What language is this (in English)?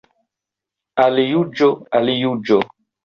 Esperanto